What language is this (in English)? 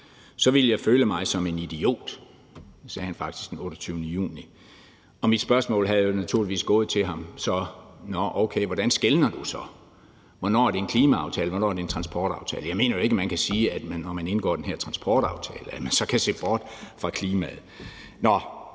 Danish